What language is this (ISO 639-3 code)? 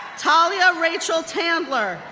eng